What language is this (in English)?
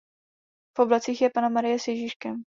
Czech